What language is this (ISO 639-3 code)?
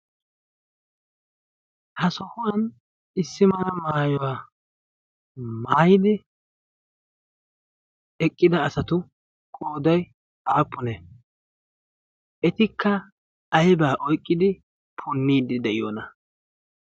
wal